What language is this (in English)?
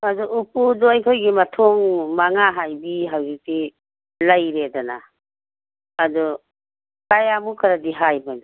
Manipuri